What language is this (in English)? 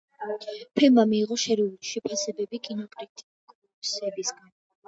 Georgian